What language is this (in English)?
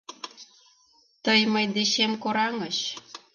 Mari